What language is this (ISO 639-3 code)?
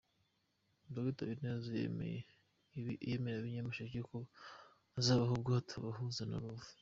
kin